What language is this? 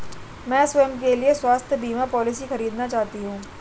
Hindi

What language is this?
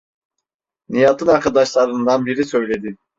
Turkish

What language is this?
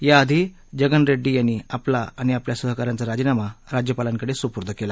Marathi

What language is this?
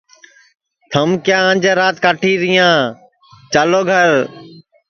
Sansi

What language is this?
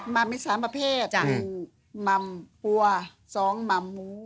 Thai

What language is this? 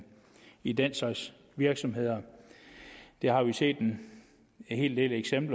Danish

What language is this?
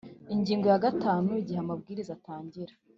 Kinyarwanda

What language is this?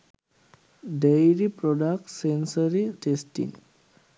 Sinhala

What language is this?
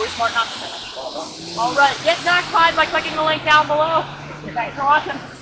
English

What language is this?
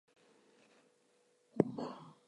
English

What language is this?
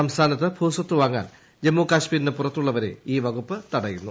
Malayalam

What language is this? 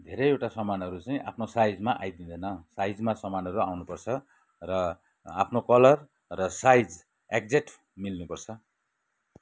Nepali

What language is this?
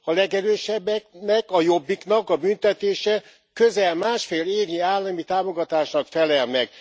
Hungarian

